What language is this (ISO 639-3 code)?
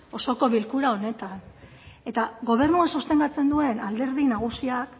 eus